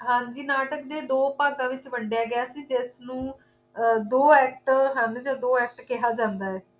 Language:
Punjabi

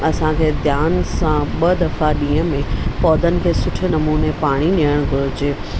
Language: Sindhi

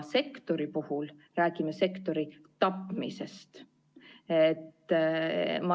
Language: Estonian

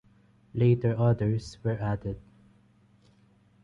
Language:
English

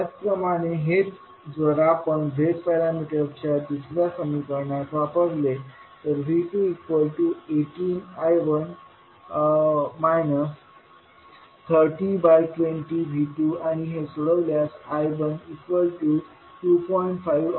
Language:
Marathi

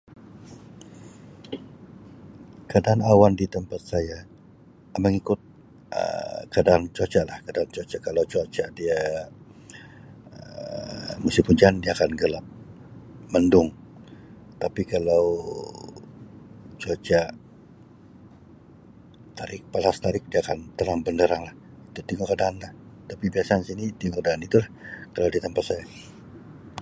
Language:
Sabah Malay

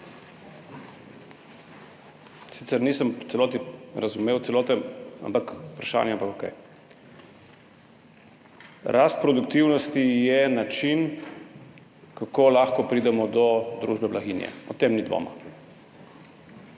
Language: Slovenian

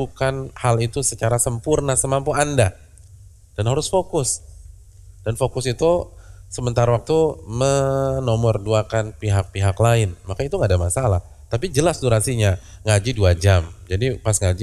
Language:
Indonesian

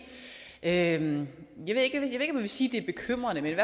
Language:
Danish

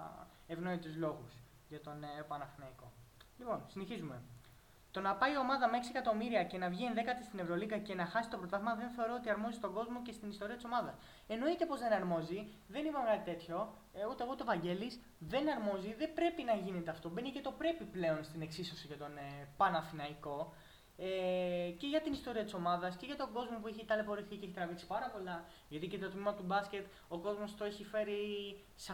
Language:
Greek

